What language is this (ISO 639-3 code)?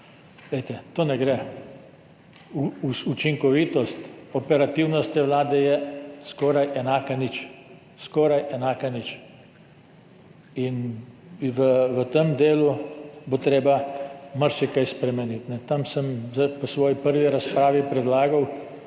slv